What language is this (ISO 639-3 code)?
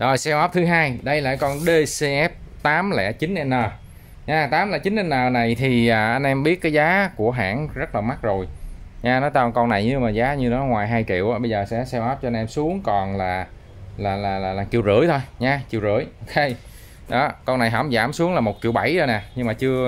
vie